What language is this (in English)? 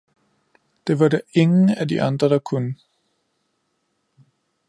Danish